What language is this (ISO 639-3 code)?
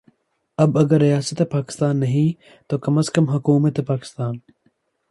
urd